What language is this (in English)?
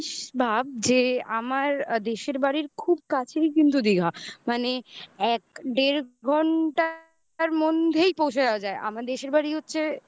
Bangla